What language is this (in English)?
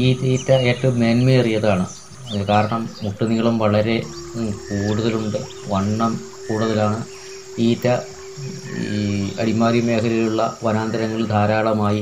Malayalam